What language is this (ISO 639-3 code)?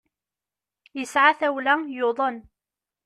kab